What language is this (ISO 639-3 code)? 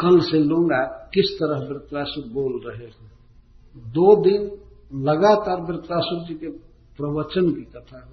hin